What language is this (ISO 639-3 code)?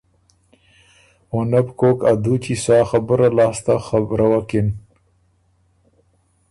oru